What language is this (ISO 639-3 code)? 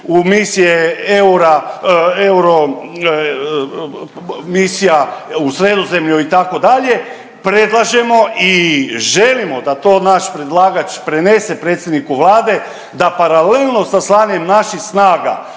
hrv